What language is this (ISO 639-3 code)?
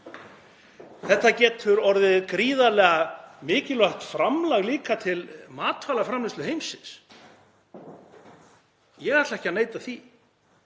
isl